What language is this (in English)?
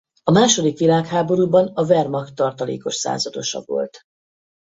Hungarian